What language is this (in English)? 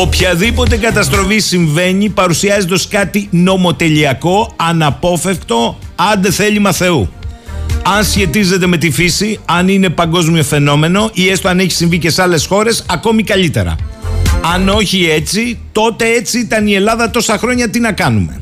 Greek